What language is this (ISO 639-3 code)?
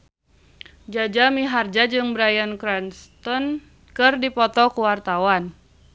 sun